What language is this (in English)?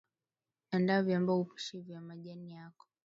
Swahili